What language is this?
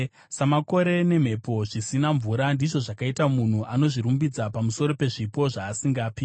Shona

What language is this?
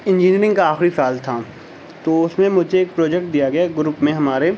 Urdu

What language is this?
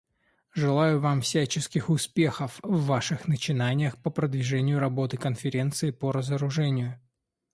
Russian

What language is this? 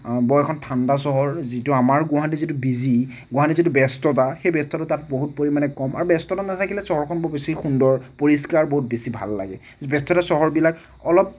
Assamese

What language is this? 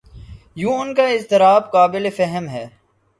Urdu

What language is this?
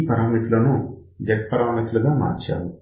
Telugu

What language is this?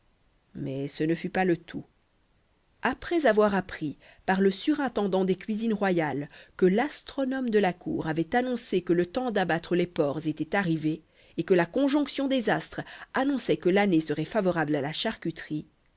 French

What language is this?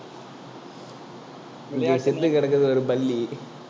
Tamil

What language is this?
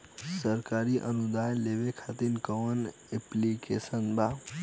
Bhojpuri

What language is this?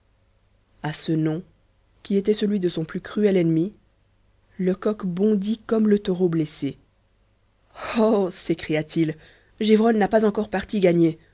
French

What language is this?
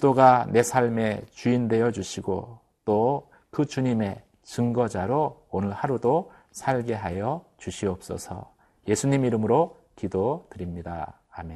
Korean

